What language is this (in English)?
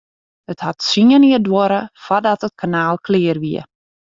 Western Frisian